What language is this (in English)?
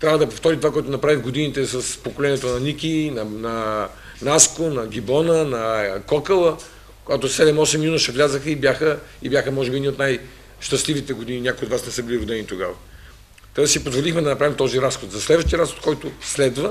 Bulgarian